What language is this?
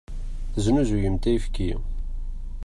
Kabyle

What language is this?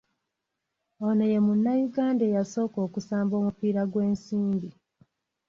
Ganda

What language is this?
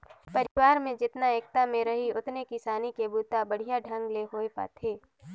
Chhattisgarhi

